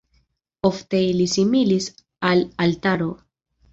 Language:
Esperanto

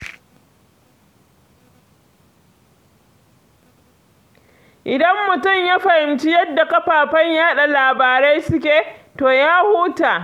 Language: Hausa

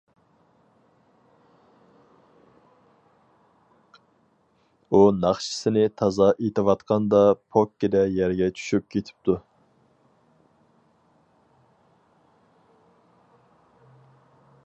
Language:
Uyghur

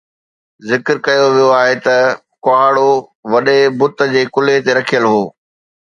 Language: Sindhi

